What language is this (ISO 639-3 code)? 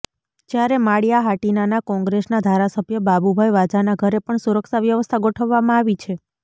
guj